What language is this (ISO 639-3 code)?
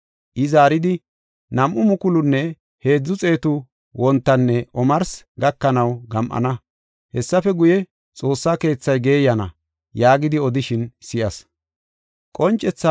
gof